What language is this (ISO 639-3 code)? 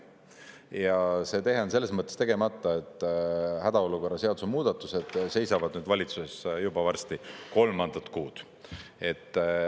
est